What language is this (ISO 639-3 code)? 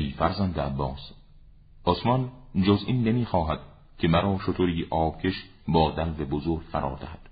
fas